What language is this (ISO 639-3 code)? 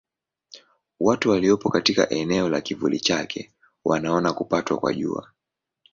swa